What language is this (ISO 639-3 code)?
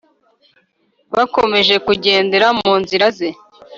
kin